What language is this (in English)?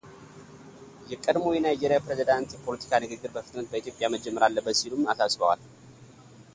Amharic